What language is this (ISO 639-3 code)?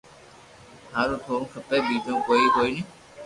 lrk